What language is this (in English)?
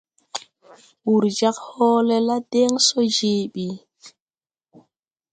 Tupuri